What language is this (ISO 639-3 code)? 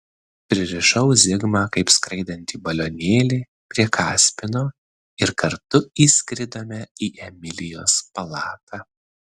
lit